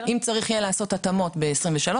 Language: Hebrew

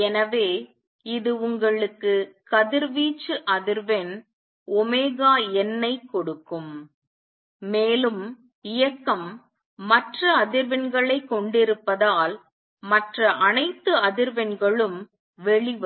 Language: Tamil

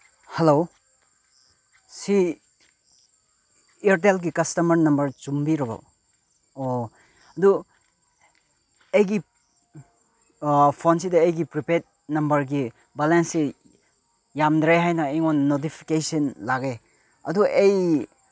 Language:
Manipuri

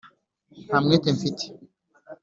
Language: Kinyarwanda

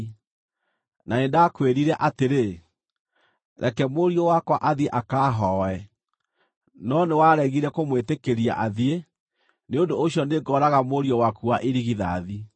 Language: Kikuyu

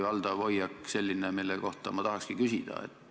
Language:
Estonian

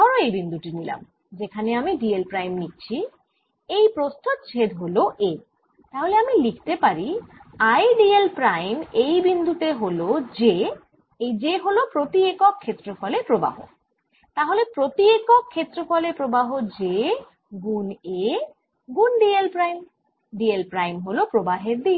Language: Bangla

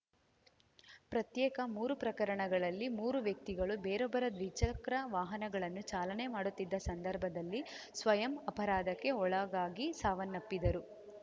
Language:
Kannada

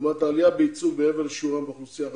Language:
Hebrew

